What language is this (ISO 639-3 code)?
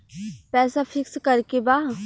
bho